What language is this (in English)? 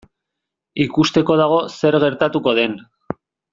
Basque